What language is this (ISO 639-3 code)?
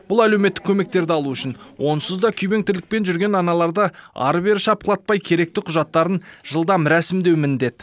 kaz